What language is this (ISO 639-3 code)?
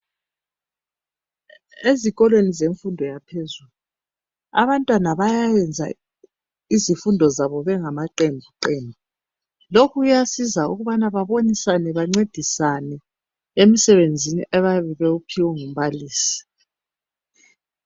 nde